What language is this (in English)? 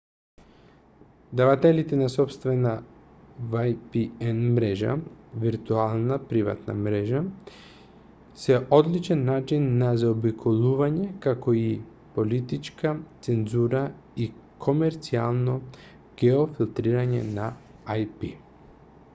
Macedonian